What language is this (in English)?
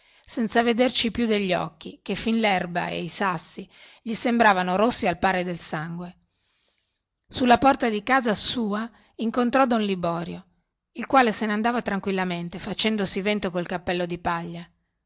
Italian